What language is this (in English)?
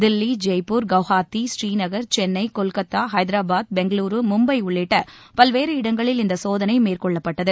Tamil